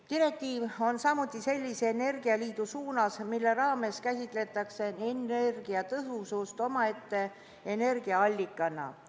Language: Estonian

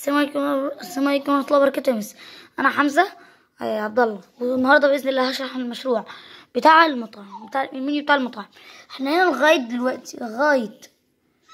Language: Arabic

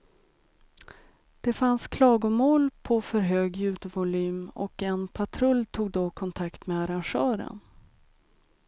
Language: Swedish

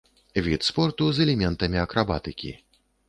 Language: Belarusian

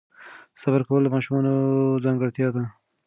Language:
Pashto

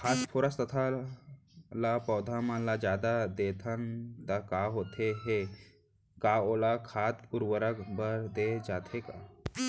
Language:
Chhattisgarhi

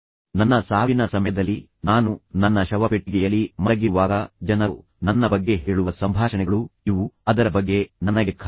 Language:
Kannada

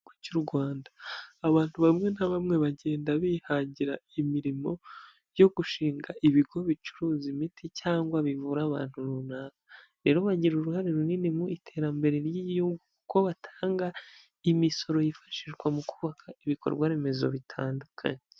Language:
Kinyarwanda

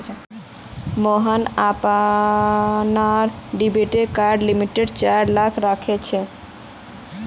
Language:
Magahi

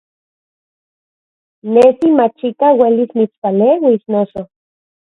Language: Central Puebla Nahuatl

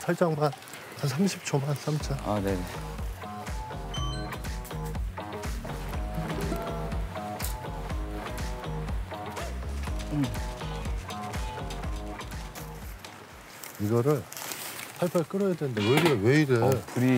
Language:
Korean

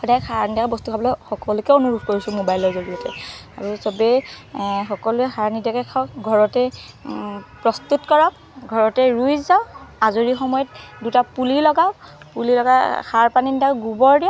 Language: Assamese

